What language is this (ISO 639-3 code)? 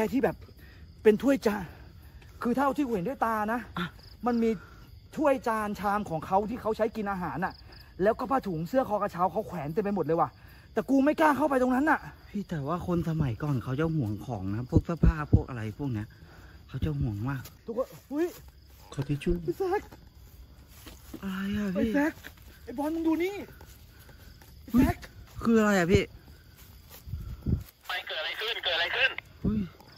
tha